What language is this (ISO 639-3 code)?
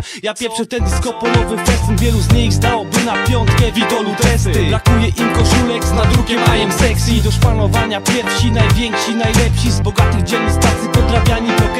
pol